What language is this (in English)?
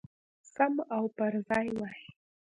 Pashto